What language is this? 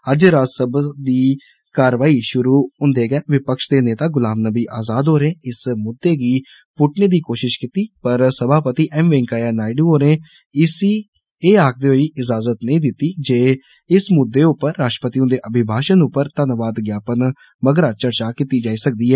Dogri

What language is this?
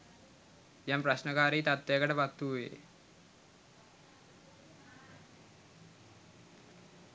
Sinhala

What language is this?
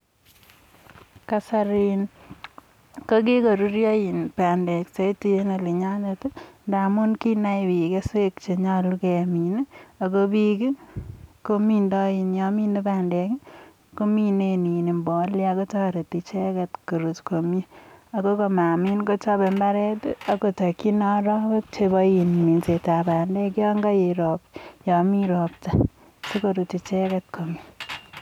Kalenjin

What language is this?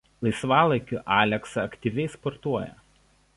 Lithuanian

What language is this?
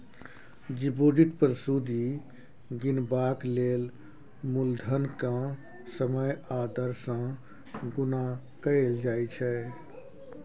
Maithili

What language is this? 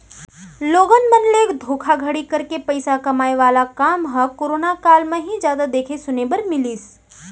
Chhattisgarhi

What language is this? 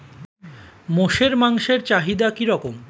Bangla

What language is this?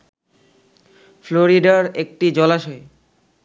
Bangla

